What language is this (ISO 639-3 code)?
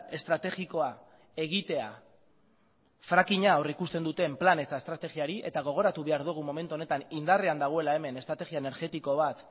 eus